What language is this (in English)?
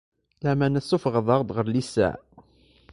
Kabyle